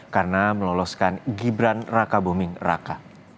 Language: Indonesian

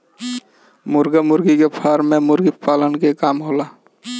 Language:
Bhojpuri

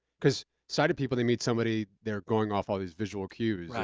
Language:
English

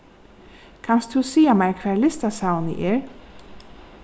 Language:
Faroese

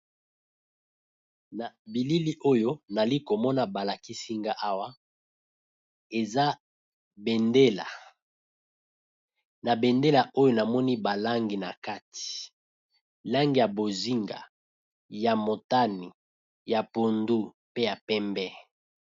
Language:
Lingala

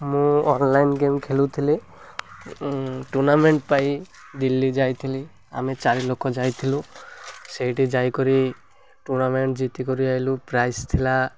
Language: Odia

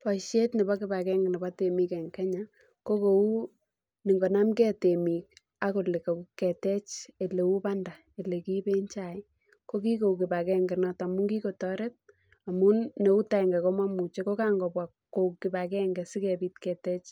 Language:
Kalenjin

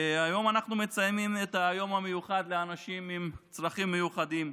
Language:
Hebrew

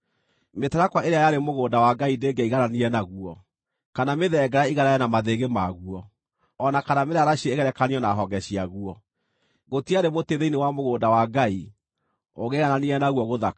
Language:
Kikuyu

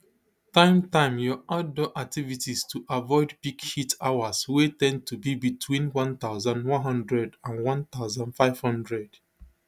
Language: Nigerian Pidgin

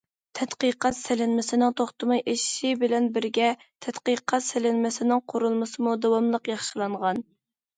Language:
Uyghur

